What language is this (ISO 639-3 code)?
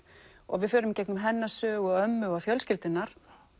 isl